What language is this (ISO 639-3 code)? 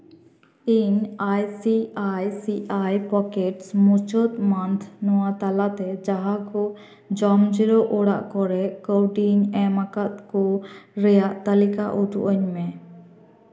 sat